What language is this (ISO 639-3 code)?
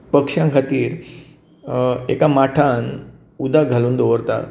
kok